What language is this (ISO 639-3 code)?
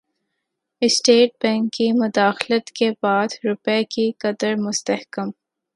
urd